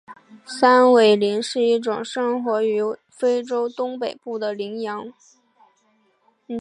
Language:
Chinese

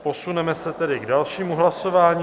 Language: Czech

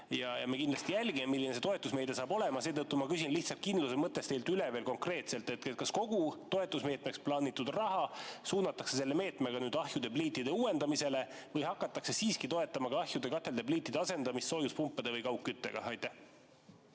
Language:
Estonian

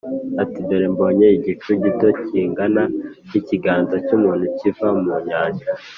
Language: Kinyarwanda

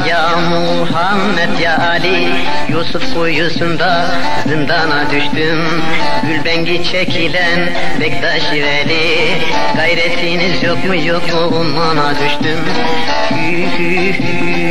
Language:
Turkish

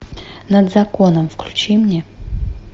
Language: Russian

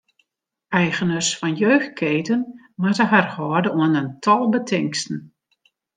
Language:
Western Frisian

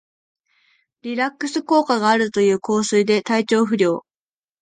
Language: Japanese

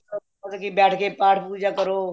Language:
Punjabi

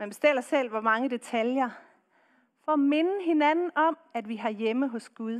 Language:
Danish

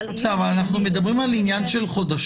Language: Hebrew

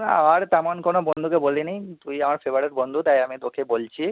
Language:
Bangla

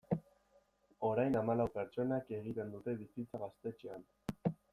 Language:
Basque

